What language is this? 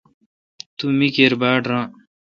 Kalkoti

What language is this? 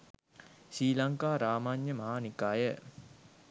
Sinhala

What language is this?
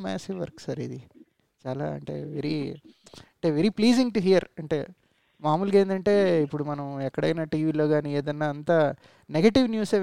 Telugu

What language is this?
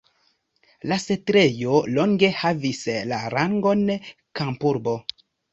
Esperanto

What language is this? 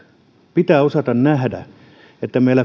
Finnish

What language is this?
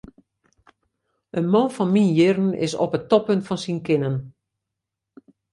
Western Frisian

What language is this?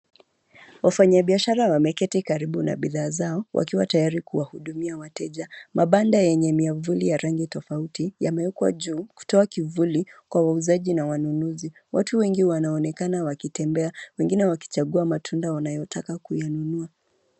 Swahili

